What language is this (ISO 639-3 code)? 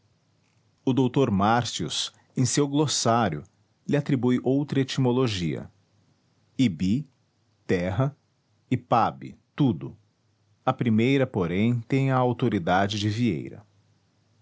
por